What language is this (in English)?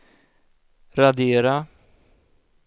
Swedish